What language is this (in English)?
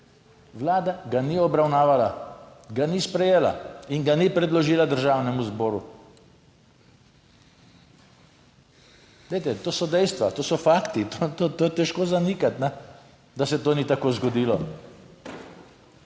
Slovenian